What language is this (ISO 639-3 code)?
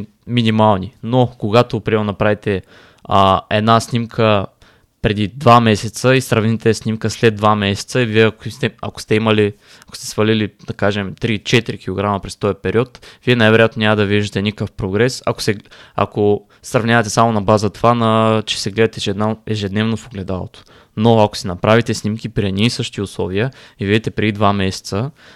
bul